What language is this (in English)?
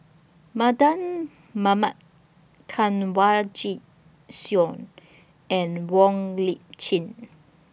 English